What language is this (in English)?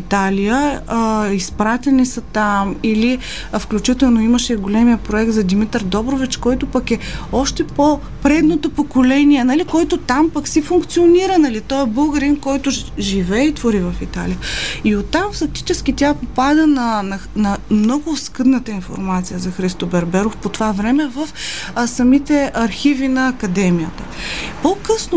Bulgarian